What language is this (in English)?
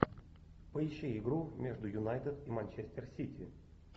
Russian